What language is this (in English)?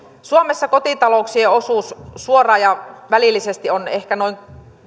Finnish